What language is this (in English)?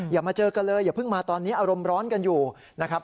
Thai